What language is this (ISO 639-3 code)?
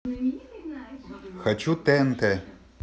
rus